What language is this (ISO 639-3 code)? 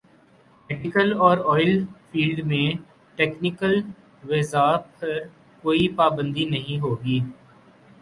urd